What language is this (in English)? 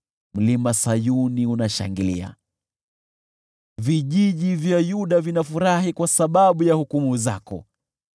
Swahili